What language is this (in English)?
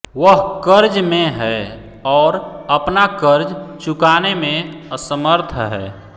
Hindi